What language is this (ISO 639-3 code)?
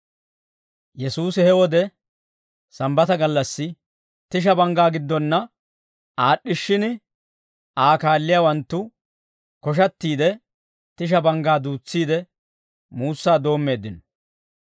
dwr